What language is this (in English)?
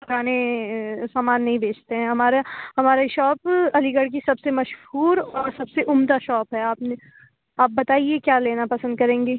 Urdu